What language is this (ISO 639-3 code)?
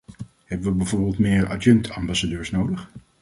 nld